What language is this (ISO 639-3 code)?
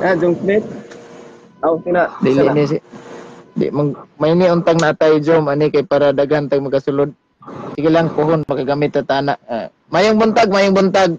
fil